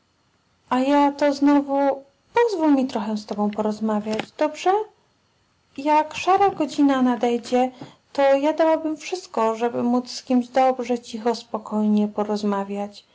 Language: Polish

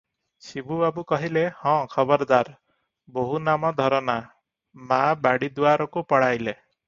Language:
Odia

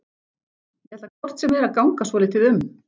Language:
Icelandic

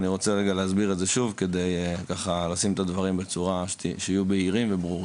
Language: Hebrew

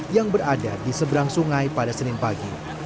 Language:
Indonesian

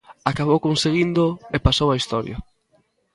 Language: Galician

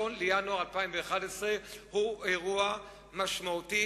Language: Hebrew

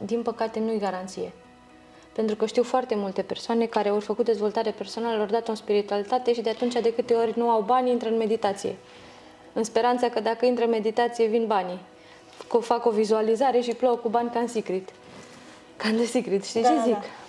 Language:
Romanian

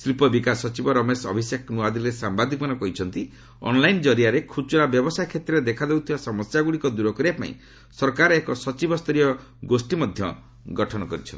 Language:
Odia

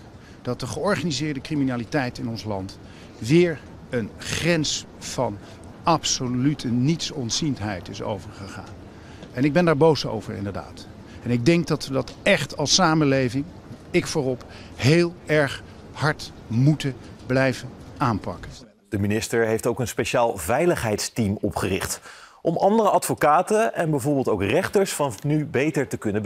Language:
Dutch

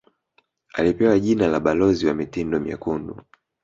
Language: Swahili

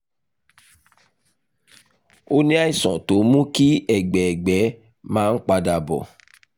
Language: Yoruba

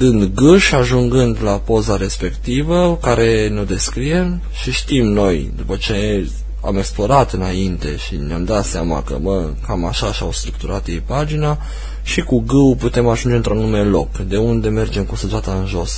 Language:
Romanian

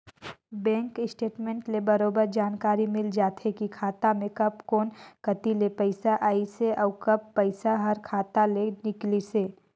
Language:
Chhattisgarhi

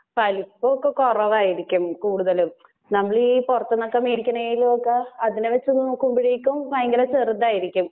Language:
Malayalam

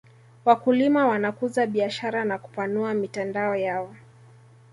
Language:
Swahili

